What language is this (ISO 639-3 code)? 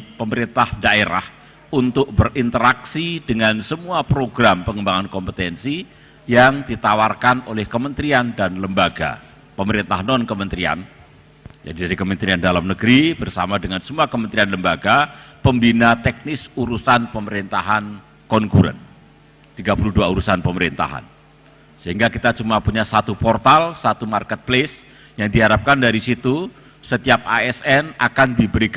ind